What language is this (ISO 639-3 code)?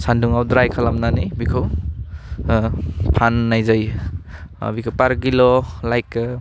brx